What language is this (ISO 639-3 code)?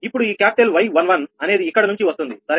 tel